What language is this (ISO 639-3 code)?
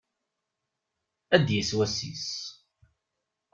kab